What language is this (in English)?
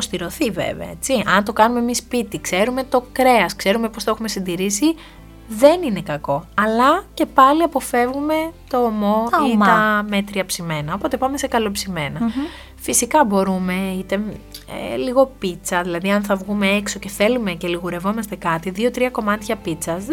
Greek